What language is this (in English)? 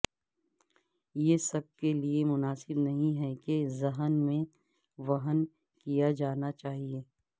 Urdu